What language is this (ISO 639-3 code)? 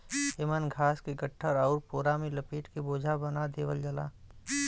bho